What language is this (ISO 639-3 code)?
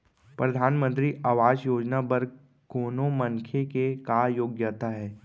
hne